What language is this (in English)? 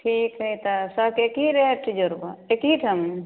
Maithili